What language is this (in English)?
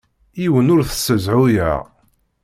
Kabyle